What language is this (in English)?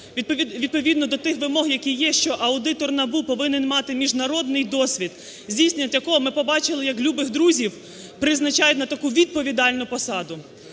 Ukrainian